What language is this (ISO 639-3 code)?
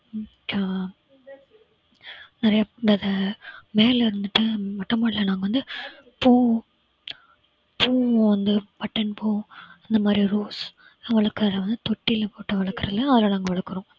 tam